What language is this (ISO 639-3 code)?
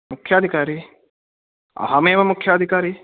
san